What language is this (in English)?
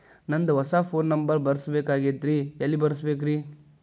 Kannada